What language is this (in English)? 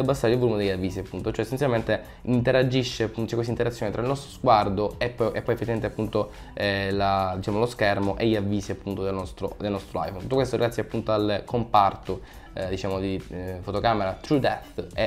Italian